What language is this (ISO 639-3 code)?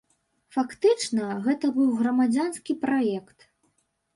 bel